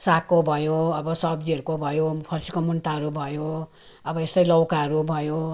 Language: Nepali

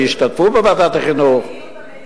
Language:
Hebrew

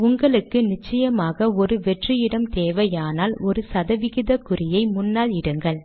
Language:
Tamil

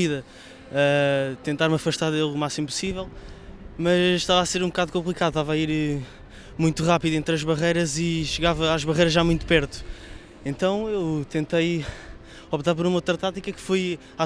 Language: Portuguese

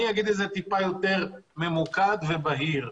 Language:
Hebrew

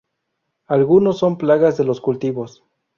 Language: Spanish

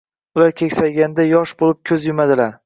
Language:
Uzbek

